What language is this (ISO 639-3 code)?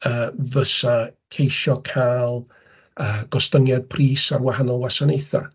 cym